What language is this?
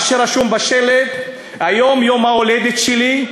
Hebrew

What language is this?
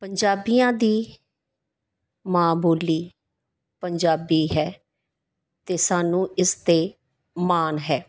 Punjabi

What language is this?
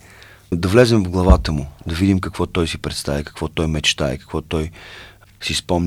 Bulgarian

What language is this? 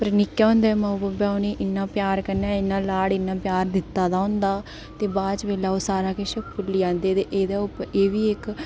Dogri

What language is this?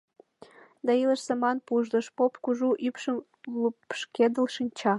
Mari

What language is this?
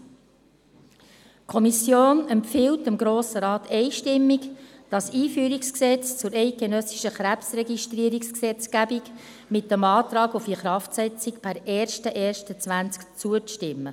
Swiss German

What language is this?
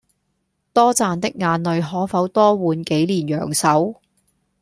Cantonese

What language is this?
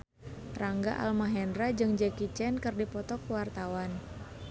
Sundanese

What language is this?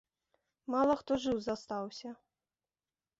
Belarusian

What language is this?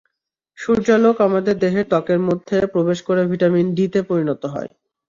Bangla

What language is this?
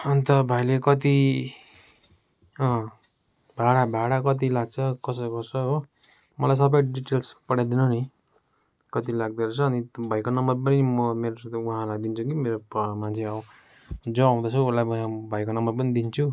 Nepali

